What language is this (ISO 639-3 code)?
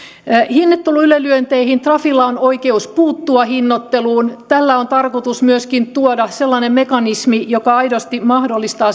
fin